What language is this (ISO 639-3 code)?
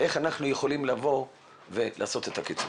heb